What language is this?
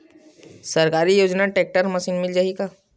Chhattisgarhi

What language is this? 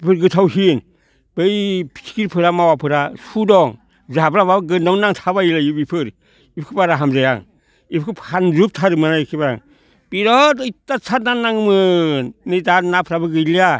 Bodo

